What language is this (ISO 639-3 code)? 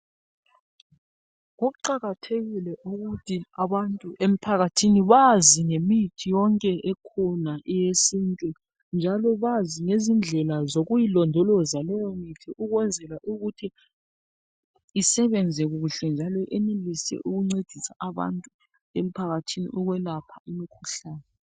nde